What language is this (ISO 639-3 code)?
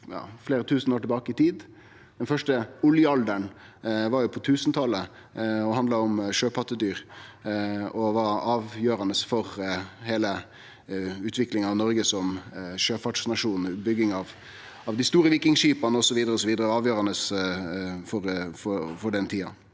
nor